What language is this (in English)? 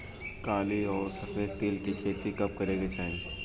Bhojpuri